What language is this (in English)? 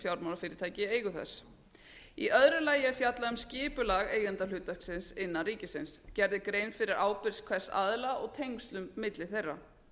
Icelandic